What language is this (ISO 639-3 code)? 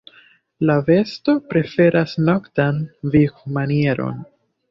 epo